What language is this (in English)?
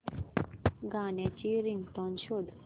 Marathi